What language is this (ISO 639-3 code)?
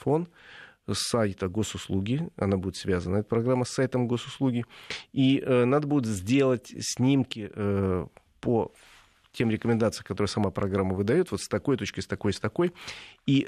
rus